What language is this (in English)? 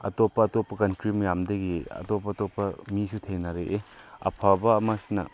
Manipuri